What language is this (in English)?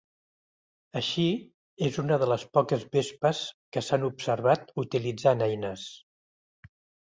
Catalan